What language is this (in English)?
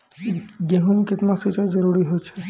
Maithili